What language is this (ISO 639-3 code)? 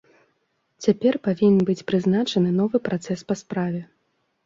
bel